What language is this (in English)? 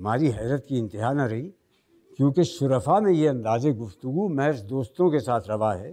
Hindi